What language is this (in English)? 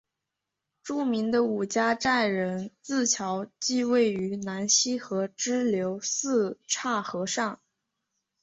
Chinese